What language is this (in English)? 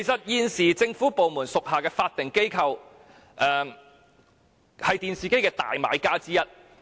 Cantonese